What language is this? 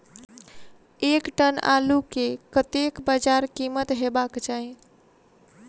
Maithili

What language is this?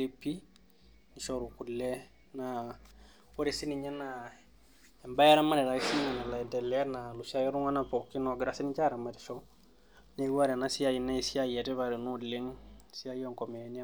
Masai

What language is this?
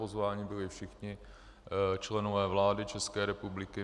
Czech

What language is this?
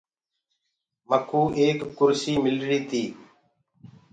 Gurgula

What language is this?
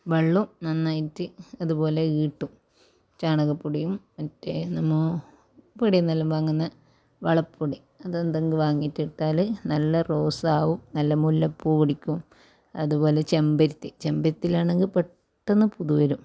Malayalam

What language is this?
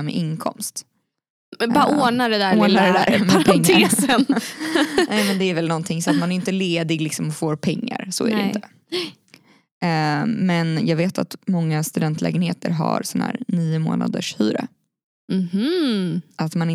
Swedish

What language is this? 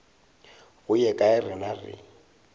Northern Sotho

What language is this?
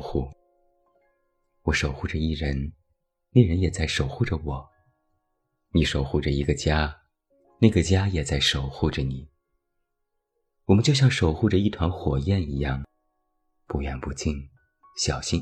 Chinese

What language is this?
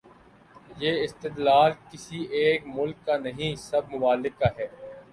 Urdu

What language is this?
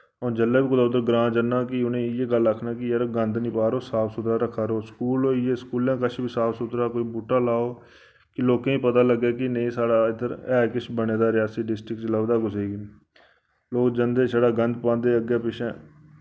Dogri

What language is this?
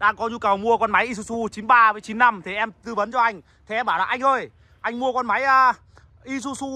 Vietnamese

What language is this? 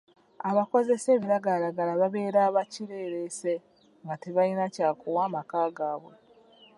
Ganda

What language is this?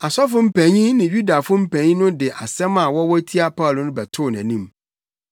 Akan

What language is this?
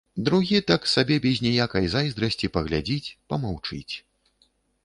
Belarusian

